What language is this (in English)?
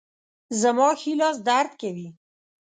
Pashto